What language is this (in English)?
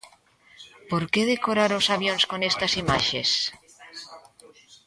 Galician